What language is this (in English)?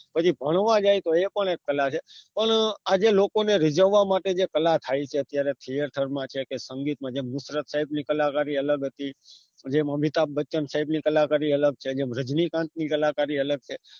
Gujarati